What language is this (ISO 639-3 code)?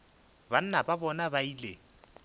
nso